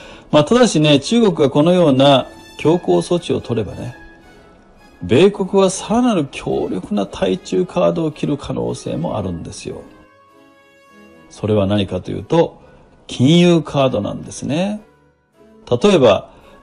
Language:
Japanese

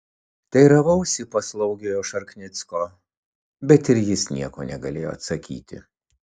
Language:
Lithuanian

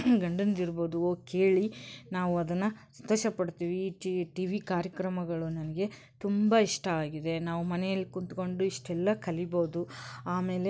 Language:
Kannada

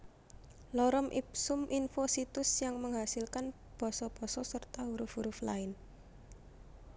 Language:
Javanese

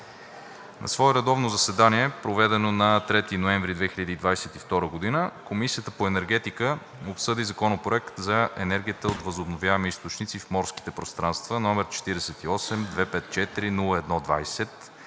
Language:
Bulgarian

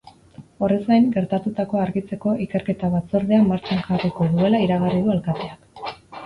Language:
Basque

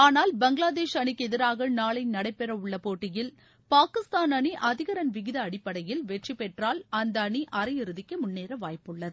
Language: Tamil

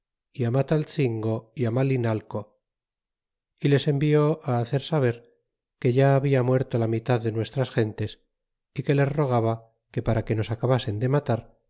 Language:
Spanish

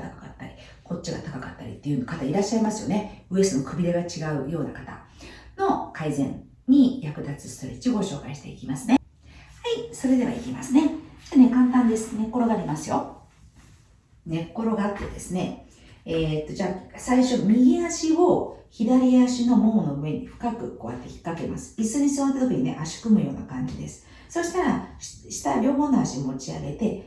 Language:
Japanese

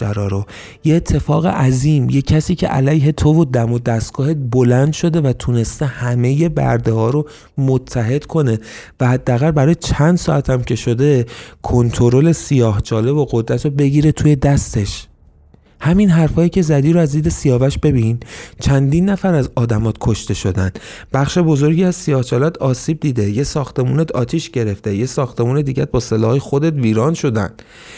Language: Persian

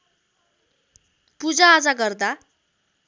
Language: Nepali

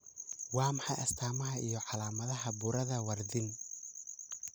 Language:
Somali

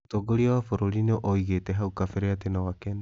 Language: Kikuyu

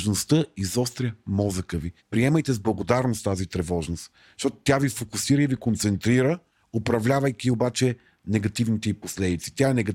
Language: Bulgarian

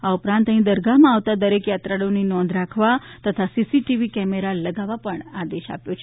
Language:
Gujarati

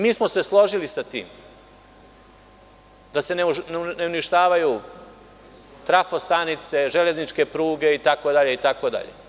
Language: Serbian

